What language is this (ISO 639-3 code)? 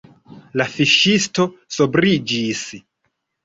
epo